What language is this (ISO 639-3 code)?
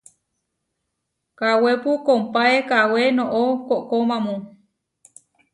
var